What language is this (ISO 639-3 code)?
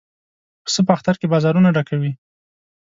pus